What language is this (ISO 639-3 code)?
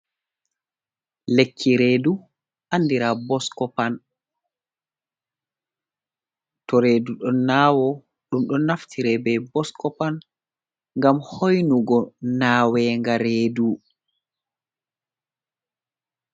ful